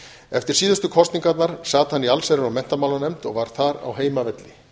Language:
Icelandic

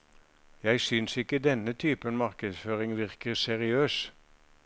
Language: Norwegian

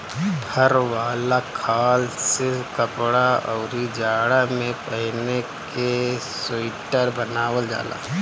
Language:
Bhojpuri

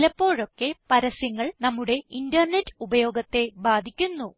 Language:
Malayalam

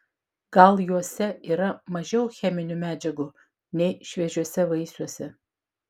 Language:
Lithuanian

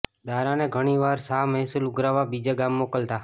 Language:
Gujarati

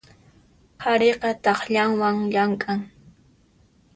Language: Puno Quechua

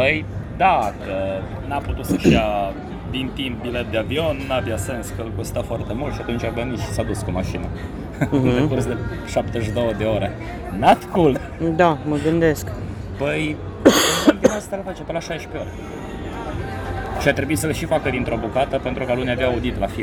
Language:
Romanian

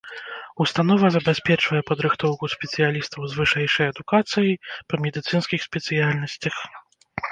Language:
Belarusian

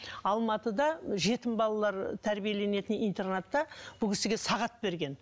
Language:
Kazakh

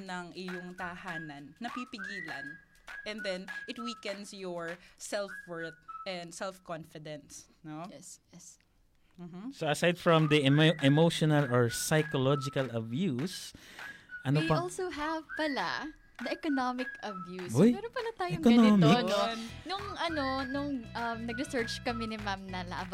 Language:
Filipino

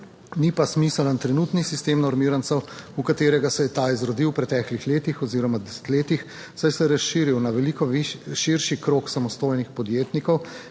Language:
Slovenian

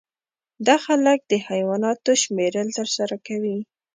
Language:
Pashto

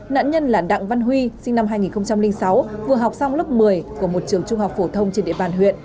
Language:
Vietnamese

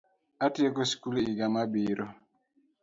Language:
Luo (Kenya and Tanzania)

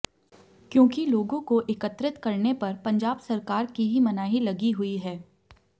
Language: Hindi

